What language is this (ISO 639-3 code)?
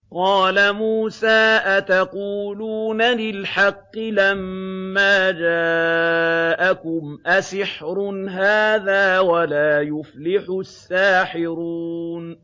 ara